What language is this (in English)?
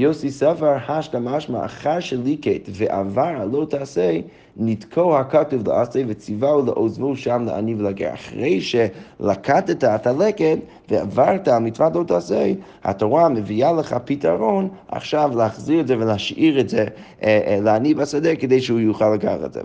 Hebrew